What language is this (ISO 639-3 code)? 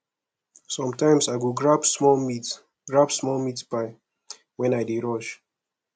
pcm